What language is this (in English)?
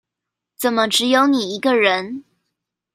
Chinese